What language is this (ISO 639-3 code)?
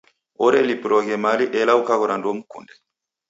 dav